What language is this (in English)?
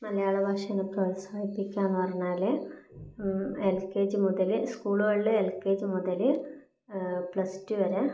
Malayalam